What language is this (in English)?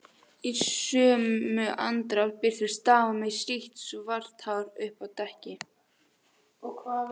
Icelandic